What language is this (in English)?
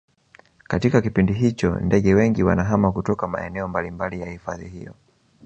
Swahili